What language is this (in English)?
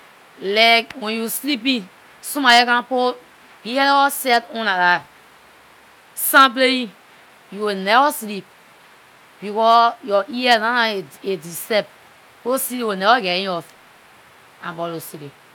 Liberian English